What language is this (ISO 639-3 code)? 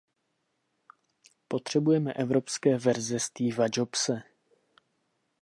ces